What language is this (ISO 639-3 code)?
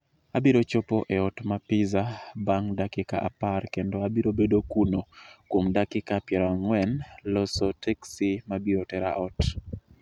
luo